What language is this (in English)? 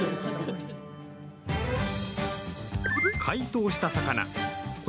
Japanese